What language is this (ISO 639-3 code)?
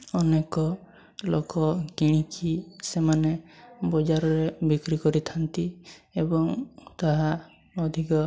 ori